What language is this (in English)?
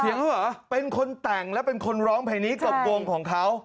Thai